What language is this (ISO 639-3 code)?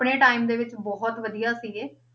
pan